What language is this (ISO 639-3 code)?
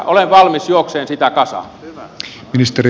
fin